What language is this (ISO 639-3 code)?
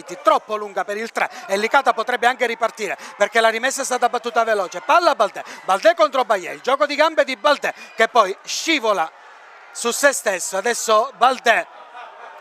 ita